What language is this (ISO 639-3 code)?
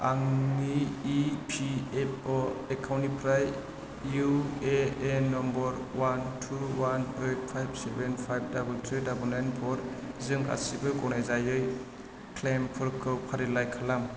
brx